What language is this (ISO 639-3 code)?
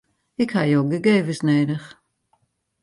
fry